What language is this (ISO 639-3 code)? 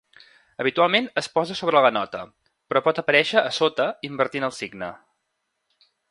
cat